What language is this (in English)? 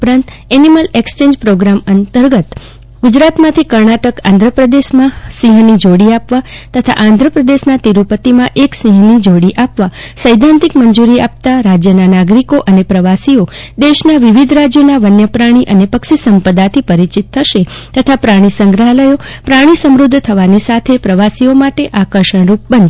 Gujarati